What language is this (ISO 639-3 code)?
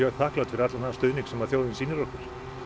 isl